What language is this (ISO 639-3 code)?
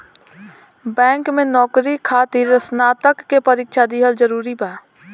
bho